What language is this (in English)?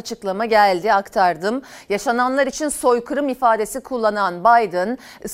Turkish